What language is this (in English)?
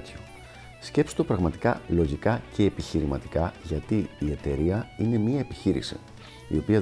Greek